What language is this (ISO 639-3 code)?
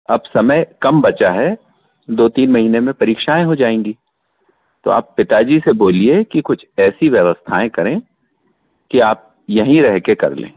hin